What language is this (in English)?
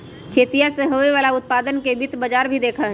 Magahi